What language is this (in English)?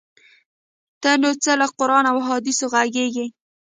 Pashto